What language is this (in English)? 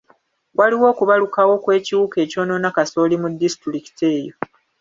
Ganda